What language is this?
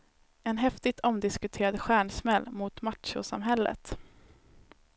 Swedish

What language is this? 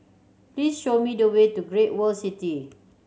English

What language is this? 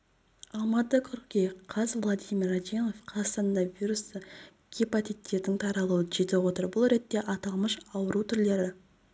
Kazakh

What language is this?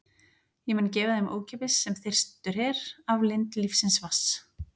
Icelandic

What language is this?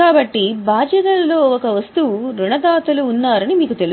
Telugu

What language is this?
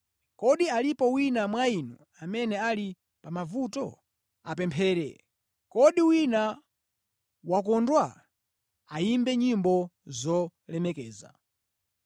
Nyanja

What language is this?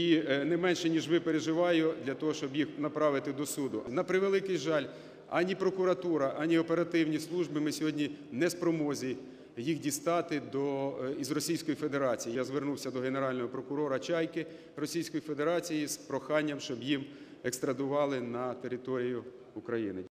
Ukrainian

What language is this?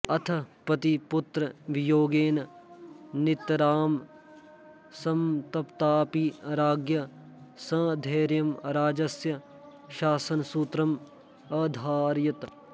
Sanskrit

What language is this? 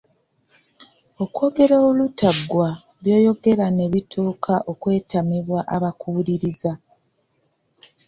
Ganda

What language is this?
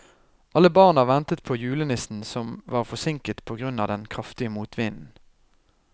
Norwegian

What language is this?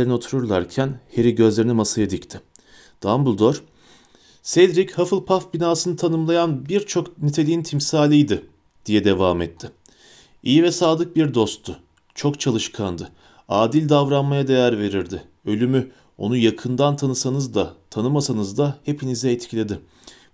Turkish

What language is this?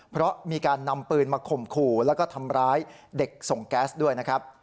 Thai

